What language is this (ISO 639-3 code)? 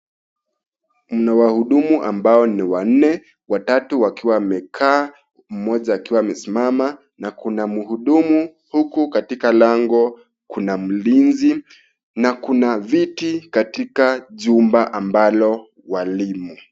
swa